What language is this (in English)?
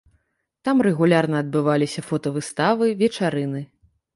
Belarusian